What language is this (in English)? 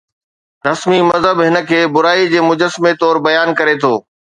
Sindhi